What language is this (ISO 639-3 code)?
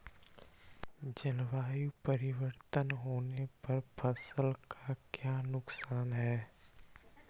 mag